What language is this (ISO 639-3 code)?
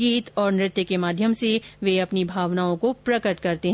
hin